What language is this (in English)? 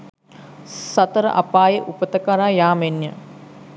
Sinhala